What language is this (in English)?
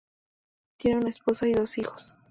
Spanish